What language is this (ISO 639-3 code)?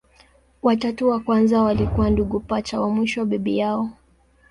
swa